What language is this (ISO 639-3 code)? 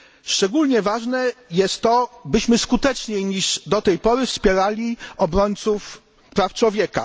pol